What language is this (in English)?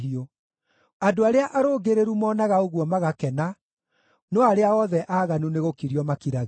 Kikuyu